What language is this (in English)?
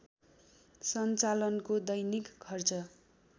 Nepali